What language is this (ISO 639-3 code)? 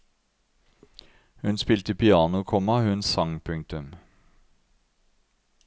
nor